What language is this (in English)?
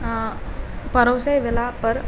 Maithili